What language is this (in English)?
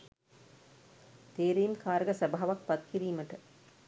Sinhala